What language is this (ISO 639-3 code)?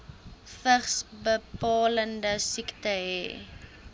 afr